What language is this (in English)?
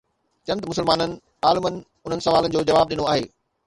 Sindhi